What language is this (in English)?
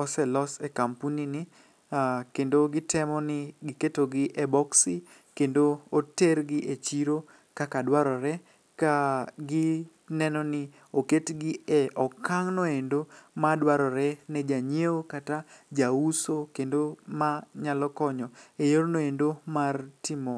Luo (Kenya and Tanzania)